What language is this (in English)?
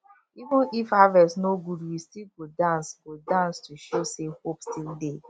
Nigerian Pidgin